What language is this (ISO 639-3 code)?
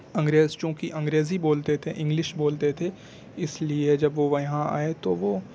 urd